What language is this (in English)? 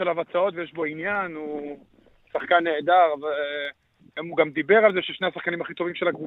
Hebrew